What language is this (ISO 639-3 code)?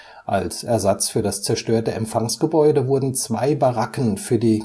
deu